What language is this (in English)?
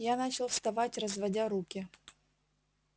Russian